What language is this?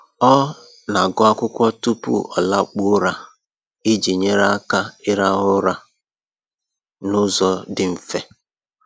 Igbo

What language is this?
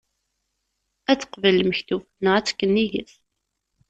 Kabyle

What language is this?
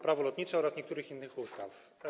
Polish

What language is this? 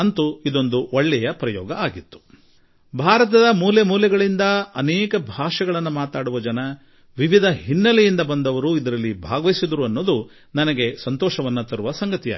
Kannada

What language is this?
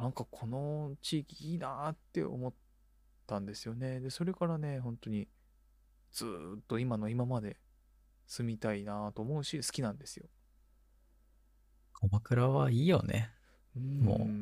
Japanese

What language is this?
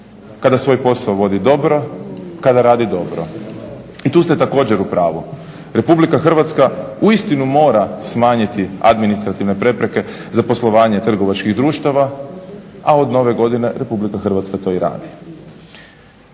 Croatian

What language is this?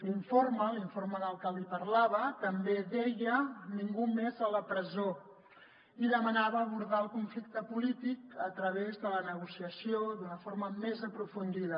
Catalan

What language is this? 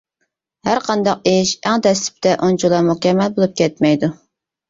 Uyghur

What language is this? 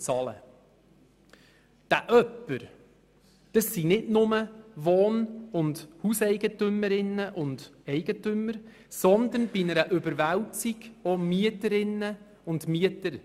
Swiss German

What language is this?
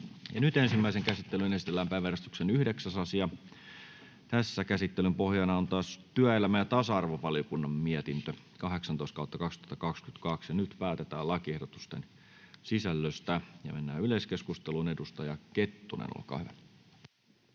Finnish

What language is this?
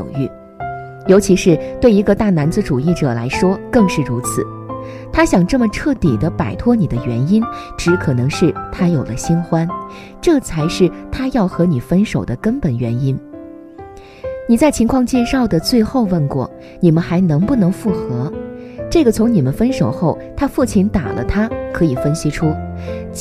Chinese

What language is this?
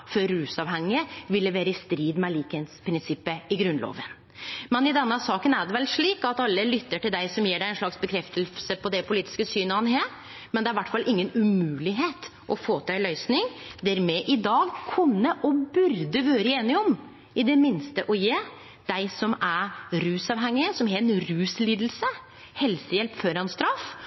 Norwegian Nynorsk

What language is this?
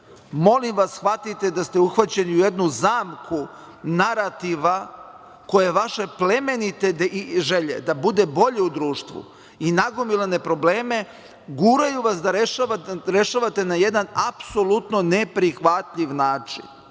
Serbian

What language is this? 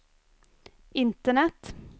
Swedish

